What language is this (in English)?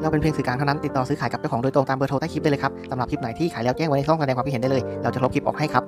Thai